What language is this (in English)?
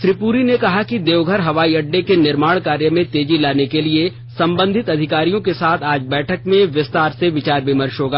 Hindi